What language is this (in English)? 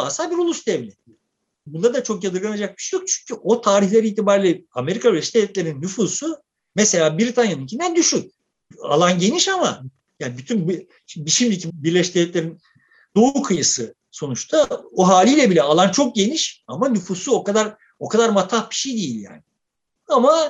Turkish